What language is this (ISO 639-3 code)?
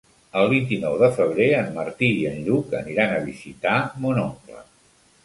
cat